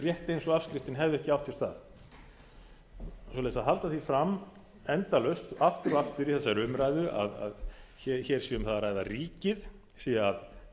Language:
Icelandic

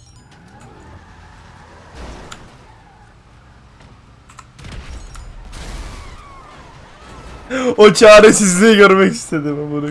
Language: Turkish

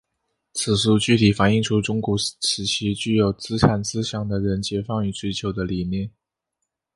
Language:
Chinese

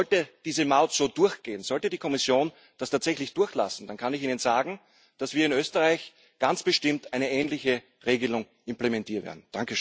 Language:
German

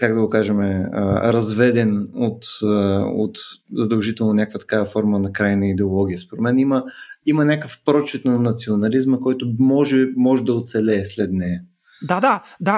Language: Bulgarian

